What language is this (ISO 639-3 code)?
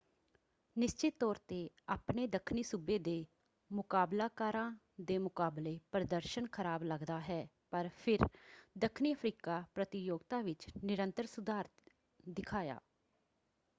pan